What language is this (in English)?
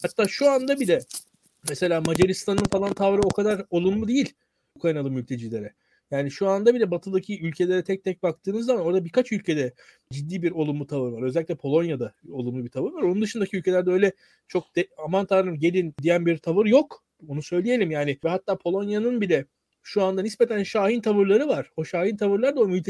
Turkish